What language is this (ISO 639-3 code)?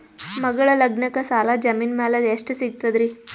kan